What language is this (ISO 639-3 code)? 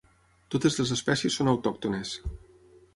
cat